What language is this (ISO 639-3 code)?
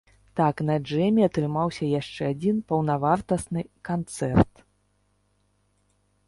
bel